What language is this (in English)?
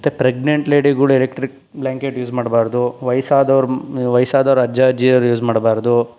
Kannada